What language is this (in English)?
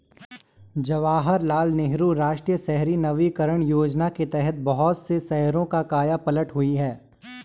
Hindi